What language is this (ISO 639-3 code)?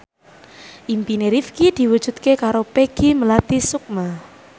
jav